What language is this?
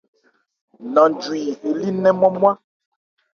Ebrié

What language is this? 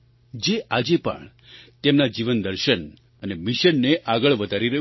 Gujarati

